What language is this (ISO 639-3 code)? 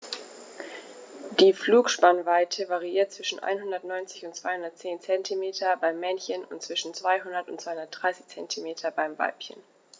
deu